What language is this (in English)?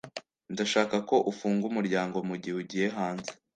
Kinyarwanda